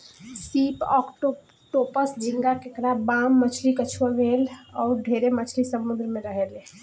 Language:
Bhojpuri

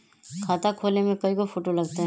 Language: Magahi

